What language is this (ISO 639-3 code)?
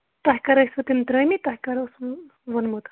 kas